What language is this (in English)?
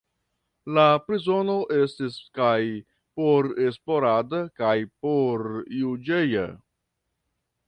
Esperanto